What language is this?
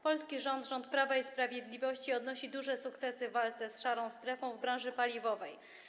Polish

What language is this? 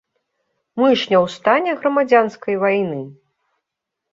Belarusian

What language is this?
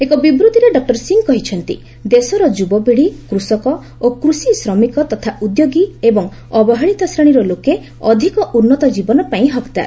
Odia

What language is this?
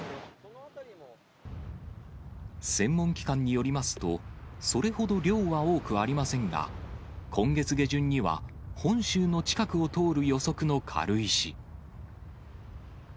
Japanese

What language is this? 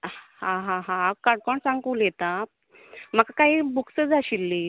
Konkani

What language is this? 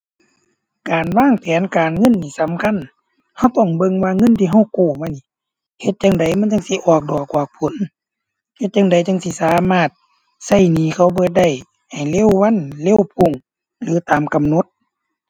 Thai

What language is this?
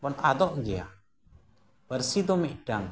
Santali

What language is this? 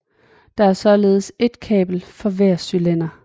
Danish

